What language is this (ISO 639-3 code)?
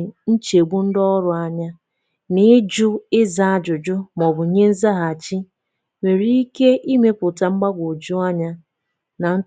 ibo